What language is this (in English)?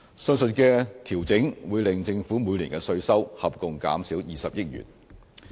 Cantonese